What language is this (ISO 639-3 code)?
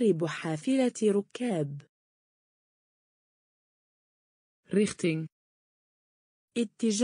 nld